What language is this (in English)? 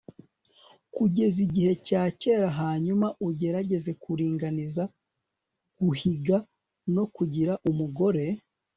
Kinyarwanda